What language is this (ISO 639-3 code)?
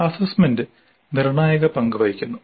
mal